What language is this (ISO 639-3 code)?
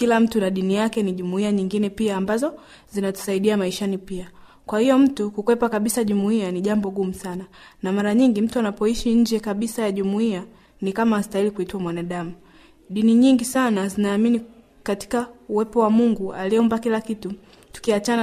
swa